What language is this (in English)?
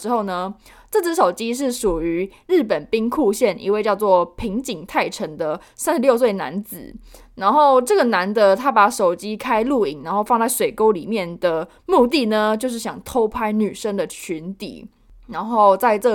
Chinese